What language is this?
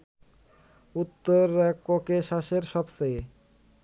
Bangla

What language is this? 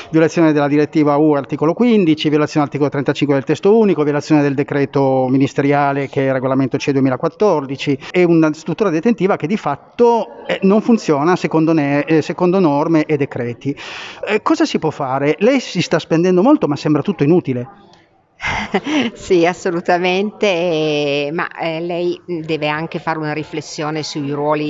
Italian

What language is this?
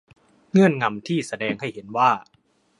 Thai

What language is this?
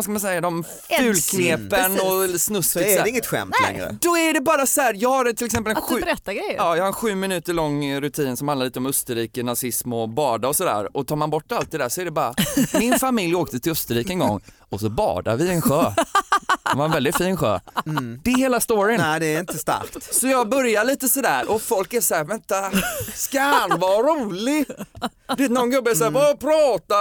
Swedish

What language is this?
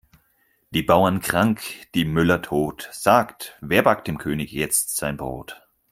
German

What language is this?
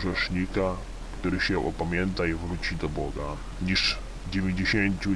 Polish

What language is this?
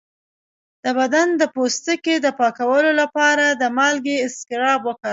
Pashto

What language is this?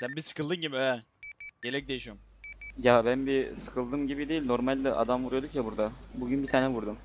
Turkish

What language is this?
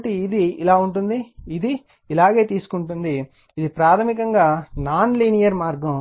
Telugu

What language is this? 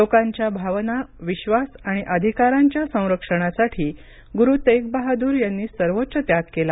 Marathi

